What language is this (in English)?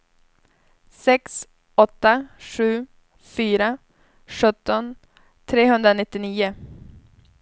Swedish